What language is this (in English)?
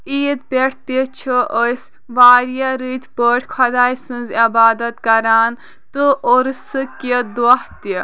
Kashmiri